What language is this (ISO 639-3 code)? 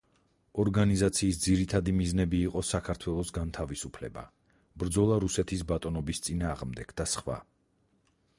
kat